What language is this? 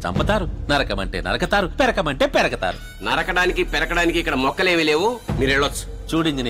Telugu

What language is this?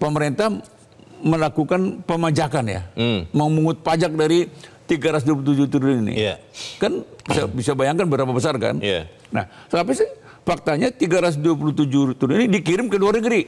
Indonesian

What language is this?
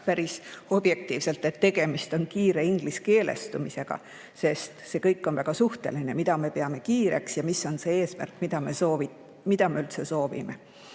Estonian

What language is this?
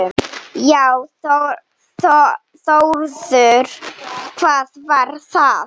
Icelandic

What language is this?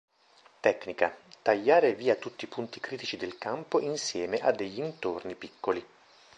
Italian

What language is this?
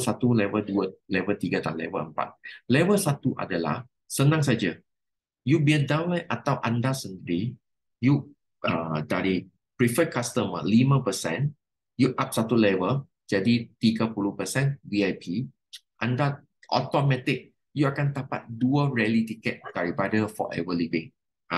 Malay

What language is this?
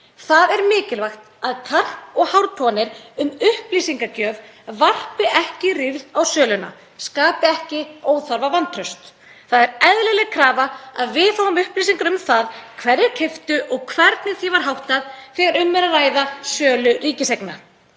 Icelandic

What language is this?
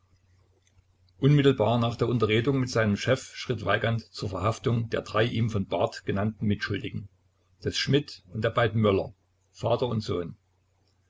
German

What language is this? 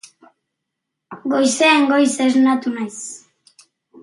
Basque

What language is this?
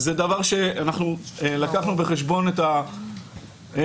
Hebrew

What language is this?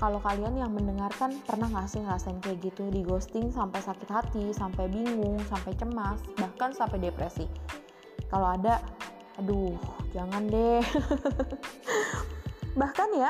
Indonesian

